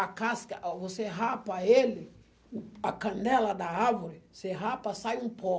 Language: Portuguese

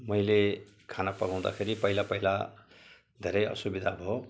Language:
Nepali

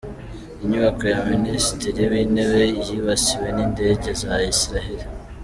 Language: Kinyarwanda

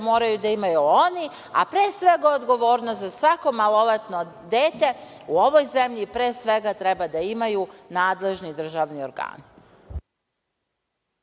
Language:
Serbian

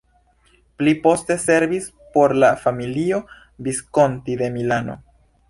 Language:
Esperanto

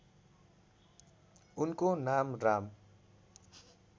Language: Nepali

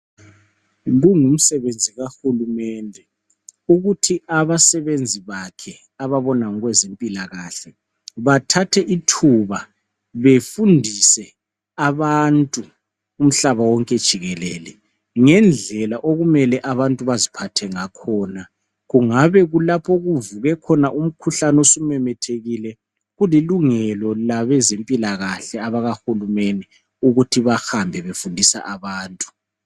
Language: North Ndebele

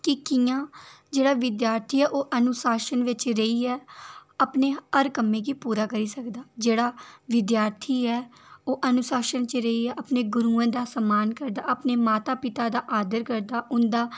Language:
Dogri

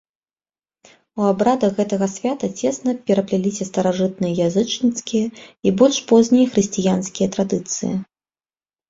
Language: Belarusian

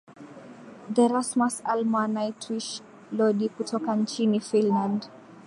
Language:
Swahili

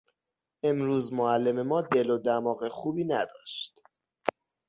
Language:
Persian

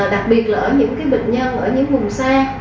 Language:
Vietnamese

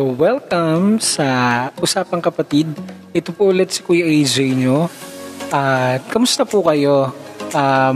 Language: Filipino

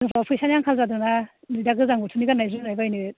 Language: Bodo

